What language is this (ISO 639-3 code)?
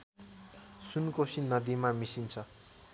nep